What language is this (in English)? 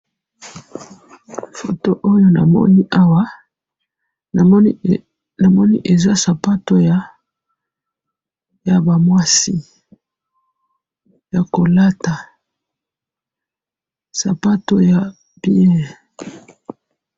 Lingala